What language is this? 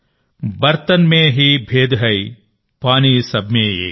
Telugu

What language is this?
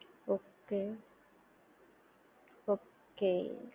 Gujarati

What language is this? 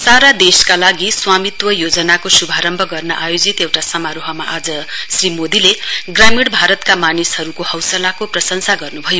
Nepali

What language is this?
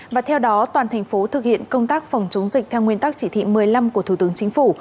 Vietnamese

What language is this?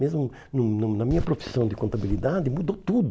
Portuguese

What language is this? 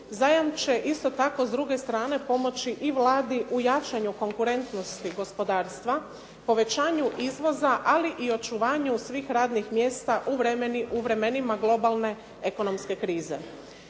Croatian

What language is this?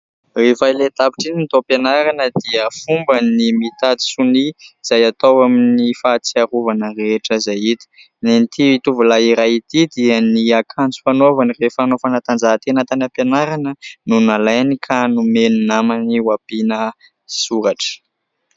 Malagasy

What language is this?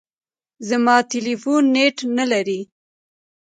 Pashto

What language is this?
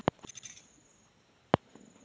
Marathi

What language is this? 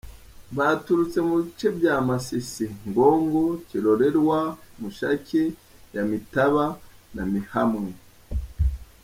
Kinyarwanda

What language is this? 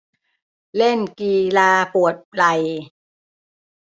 Thai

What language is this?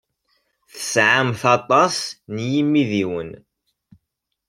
Kabyle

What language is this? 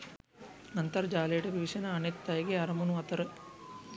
Sinhala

